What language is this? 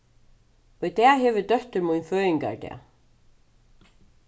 Faroese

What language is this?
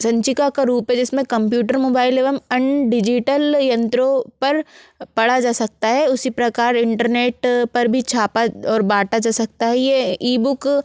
Hindi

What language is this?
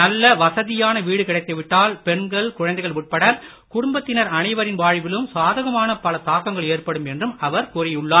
Tamil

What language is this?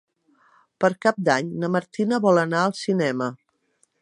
Catalan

